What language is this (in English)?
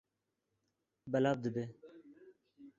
Kurdish